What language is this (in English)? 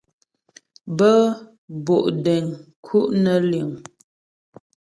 Ghomala